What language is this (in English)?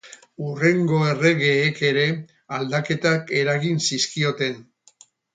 Basque